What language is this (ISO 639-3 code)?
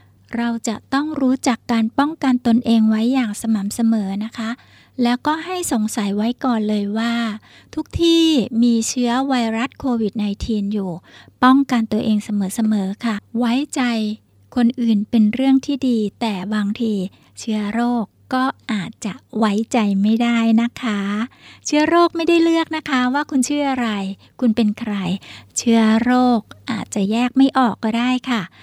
tha